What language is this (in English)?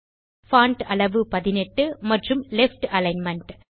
Tamil